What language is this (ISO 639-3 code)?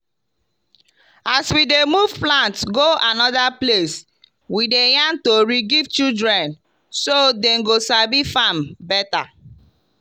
pcm